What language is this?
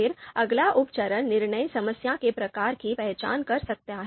Hindi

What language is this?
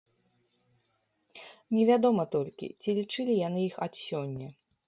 Belarusian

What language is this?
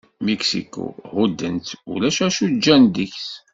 Kabyle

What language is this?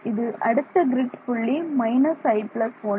Tamil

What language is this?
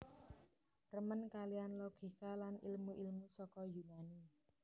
Javanese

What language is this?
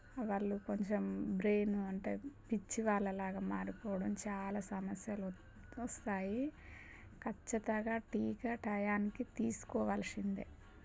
Telugu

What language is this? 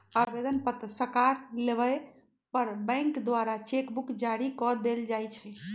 Magahi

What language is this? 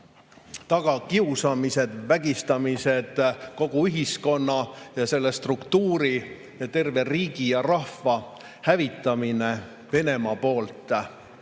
Estonian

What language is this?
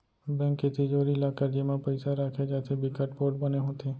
Chhattisgarhi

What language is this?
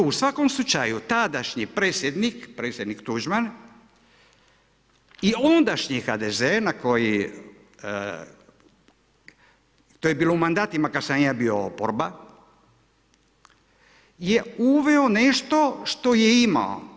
Croatian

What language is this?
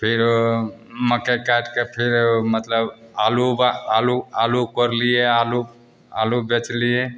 Maithili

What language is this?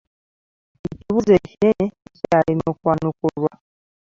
Ganda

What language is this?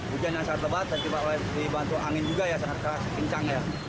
Indonesian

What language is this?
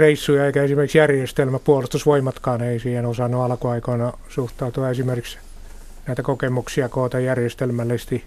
Finnish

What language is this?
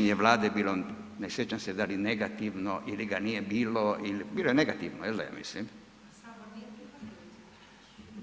Croatian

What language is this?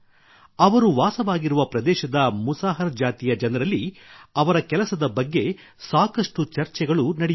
Kannada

